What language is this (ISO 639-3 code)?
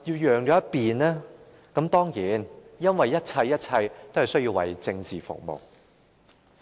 yue